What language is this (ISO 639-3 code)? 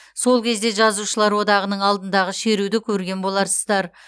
kaz